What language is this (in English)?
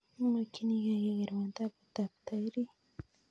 Kalenjin